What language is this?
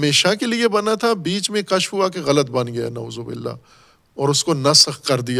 Urdu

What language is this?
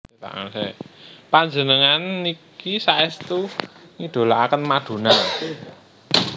Javanese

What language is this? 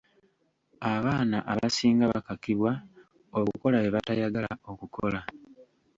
Ganda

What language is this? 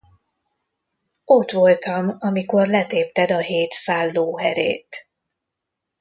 Hungarian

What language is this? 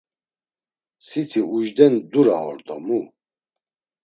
Laz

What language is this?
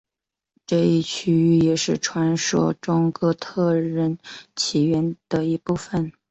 Chinese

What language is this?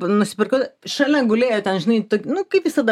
Lithuanian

